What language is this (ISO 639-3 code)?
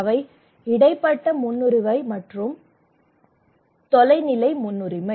tam